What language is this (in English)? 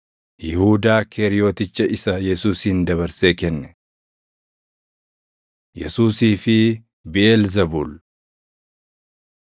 Oromo